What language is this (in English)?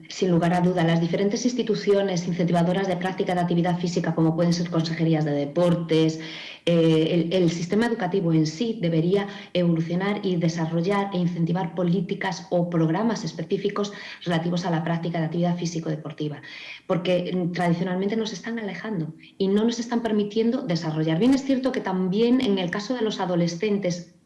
Spanish